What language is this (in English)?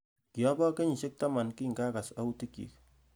Kalenjin